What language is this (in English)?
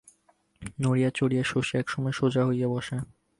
Bangla